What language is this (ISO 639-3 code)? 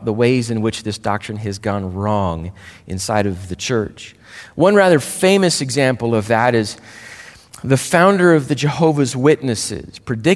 eng